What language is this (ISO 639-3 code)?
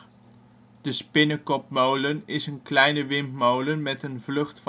nld